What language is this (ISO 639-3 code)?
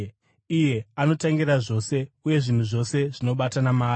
sna